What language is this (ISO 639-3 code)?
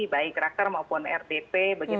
ind